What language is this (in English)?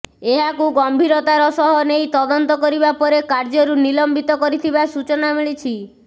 Odia